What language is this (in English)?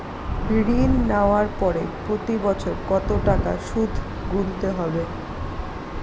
Bangla